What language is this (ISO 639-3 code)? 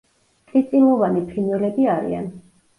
kat